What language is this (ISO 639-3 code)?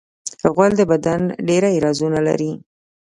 pus